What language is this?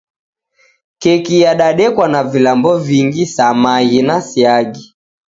Taita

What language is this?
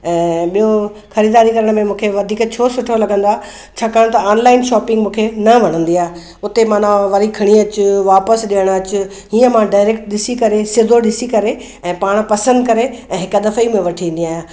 Sindhi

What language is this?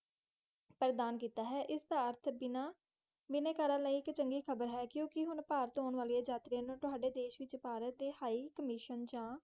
Punjabi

